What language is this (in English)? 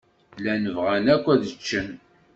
Kabyle